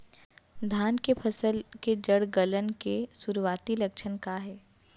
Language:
Chhattisgarhi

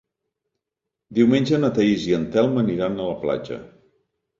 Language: Catalan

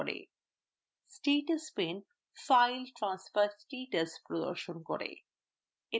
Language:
Bangla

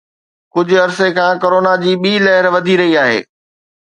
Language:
Sindhi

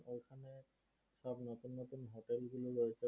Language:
Bangla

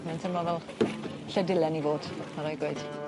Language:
Welsh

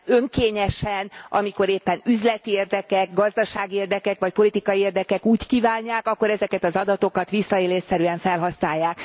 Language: Hungarian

